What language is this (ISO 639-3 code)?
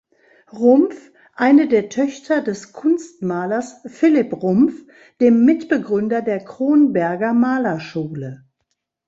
deu